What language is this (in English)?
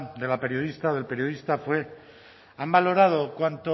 Spanish